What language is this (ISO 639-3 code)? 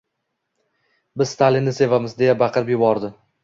uzb